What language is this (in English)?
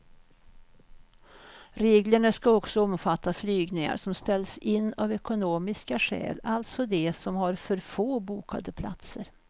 Swedish